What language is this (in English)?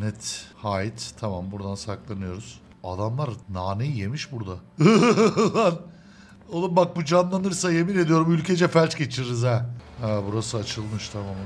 Turkish